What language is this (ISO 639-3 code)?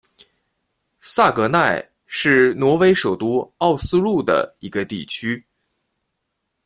zho